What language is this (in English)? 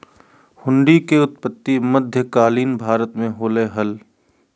Magahi